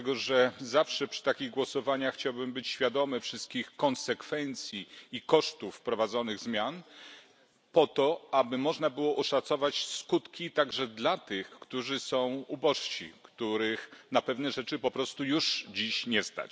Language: Polish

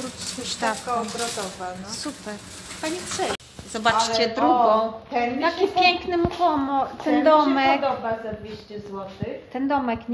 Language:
Polish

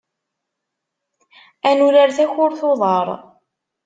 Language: Kabyle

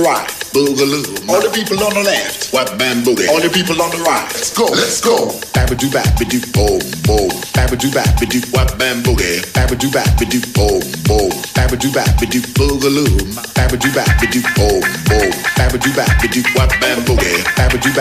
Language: Greek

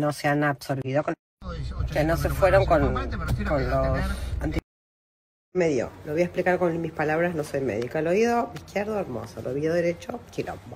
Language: Spanish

